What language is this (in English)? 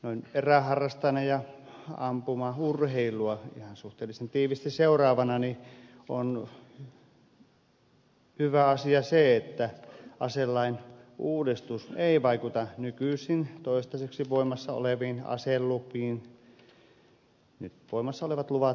Finnish